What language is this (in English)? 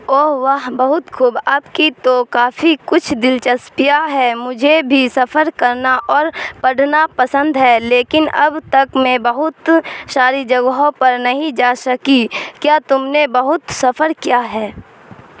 Urdu